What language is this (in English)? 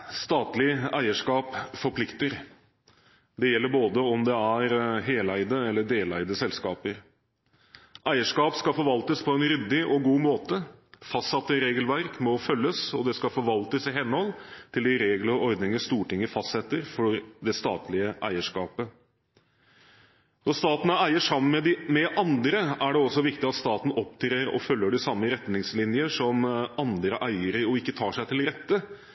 Norwegian